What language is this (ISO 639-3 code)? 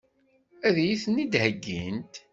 kab